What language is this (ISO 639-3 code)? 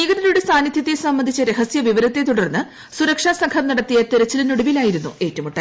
mal